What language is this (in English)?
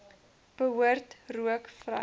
Afrikaans